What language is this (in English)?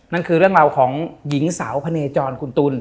Thai